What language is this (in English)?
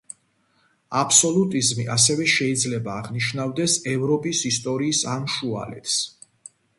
Georgian